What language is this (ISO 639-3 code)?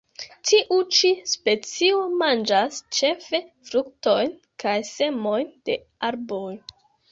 epo